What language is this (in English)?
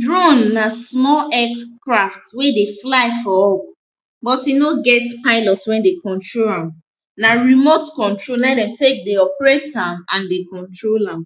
Nigerian Pidgin